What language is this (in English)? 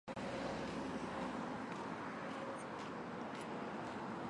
Chinese